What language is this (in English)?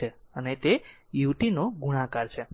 Gujarati